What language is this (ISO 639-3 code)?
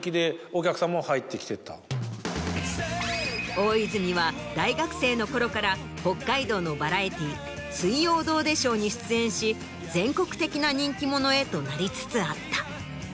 jpn